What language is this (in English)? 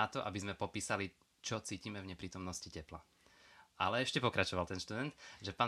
Slovak